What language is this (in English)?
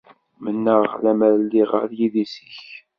Kabyle